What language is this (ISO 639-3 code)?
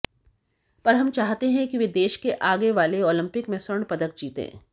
hin